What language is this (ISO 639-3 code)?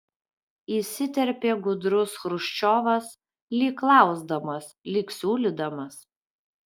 lit